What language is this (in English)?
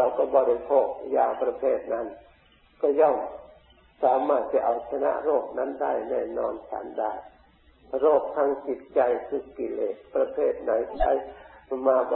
Thai